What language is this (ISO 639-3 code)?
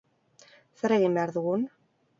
eus